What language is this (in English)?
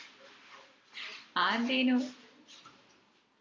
Malayalam